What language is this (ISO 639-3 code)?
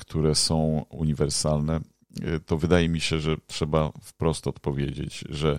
pol